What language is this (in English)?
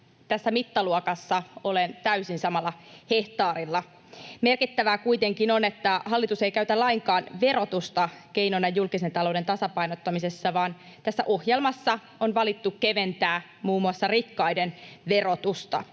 Finnish